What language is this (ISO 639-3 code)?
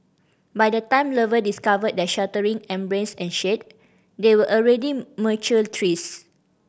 eng